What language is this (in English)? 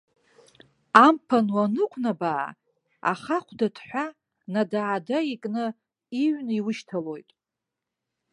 Abkhazian